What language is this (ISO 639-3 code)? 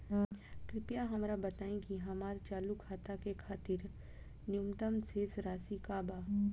bho